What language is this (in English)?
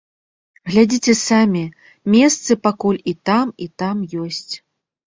Belarusian